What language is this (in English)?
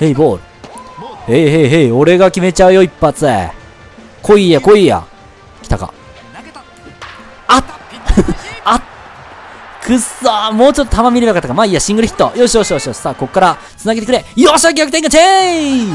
Japanese